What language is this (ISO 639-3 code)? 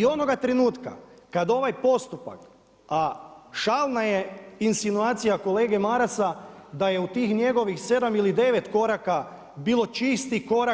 hrv